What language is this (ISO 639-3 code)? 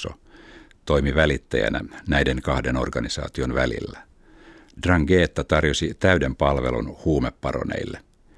fin